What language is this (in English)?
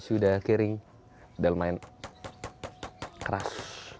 Indonesian